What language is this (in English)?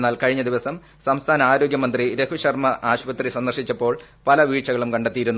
Malayalam